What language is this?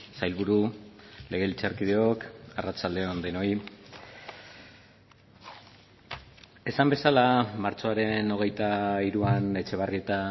Basque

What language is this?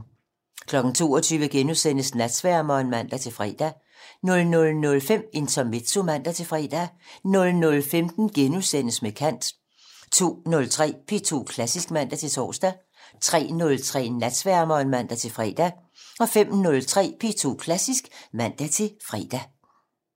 Danish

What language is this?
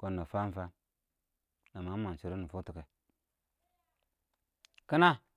Awak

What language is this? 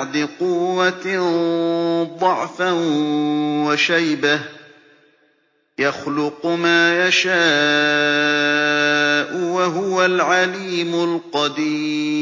Arabic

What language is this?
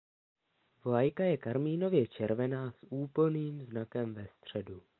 Czech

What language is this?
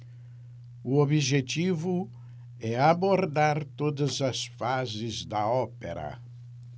Portuguese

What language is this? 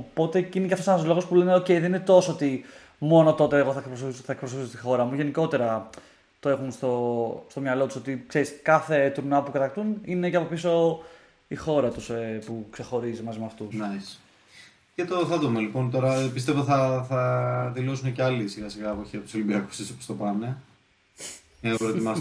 Greek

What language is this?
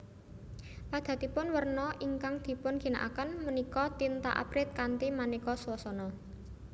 Javanese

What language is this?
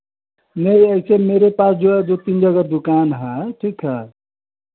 Hindi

